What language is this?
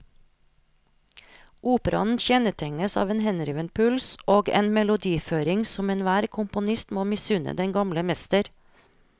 Norwegian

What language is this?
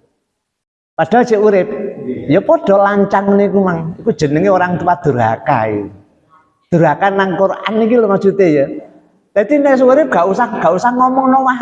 Indonesian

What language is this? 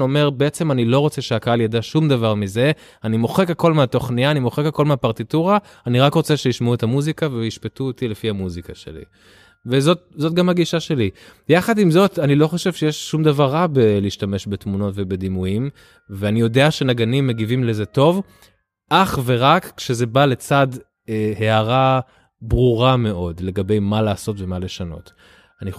Hebrew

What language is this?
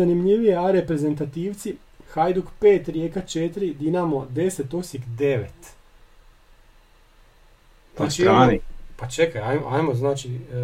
Croatian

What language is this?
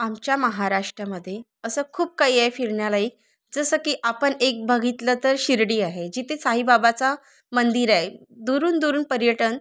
Marathi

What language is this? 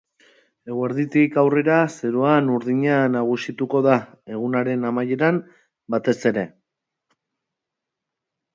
Basque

